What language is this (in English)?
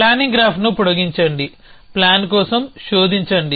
Telugu